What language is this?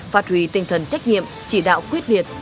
Vietnamese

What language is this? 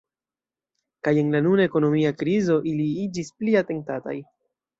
Esperanto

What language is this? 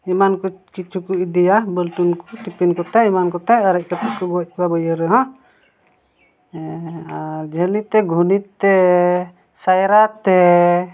Santali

